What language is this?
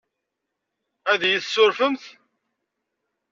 Kabyle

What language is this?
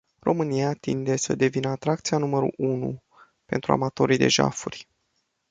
Romanian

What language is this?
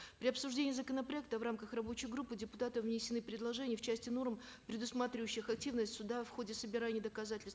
Kazakh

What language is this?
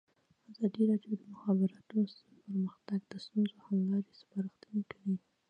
Pashto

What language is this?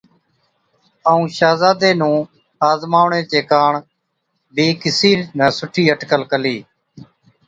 Od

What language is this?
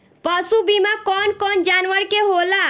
Bhojpuri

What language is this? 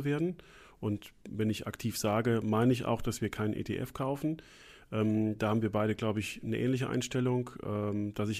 German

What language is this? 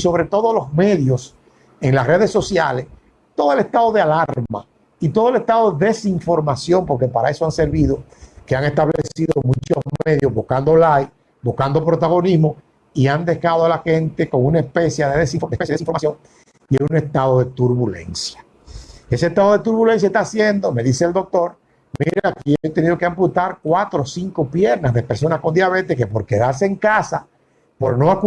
Spanish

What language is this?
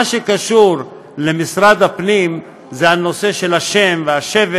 Hebrew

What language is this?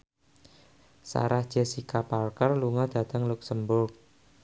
Javanese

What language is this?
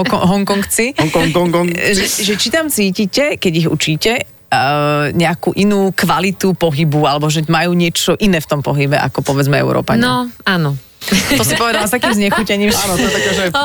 Slovak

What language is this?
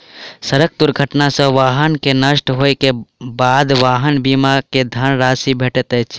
Maithili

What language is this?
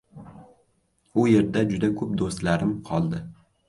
Uzbek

